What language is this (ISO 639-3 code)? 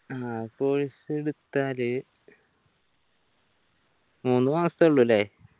mal